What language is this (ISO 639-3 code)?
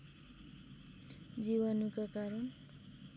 nep